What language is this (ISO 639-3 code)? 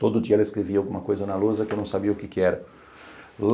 por